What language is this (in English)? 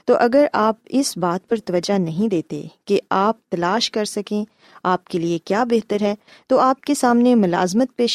Urdu